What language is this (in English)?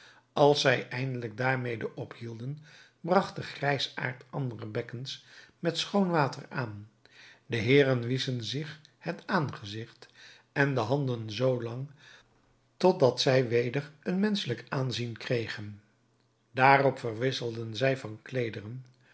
Dutch